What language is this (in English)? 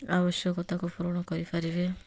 Odia